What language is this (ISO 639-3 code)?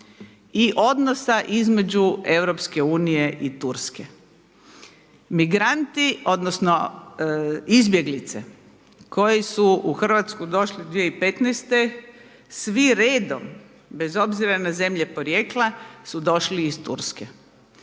hrv